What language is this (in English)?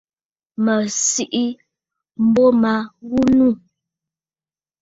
Bafut